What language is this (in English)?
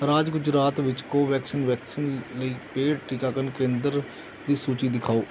Punjabi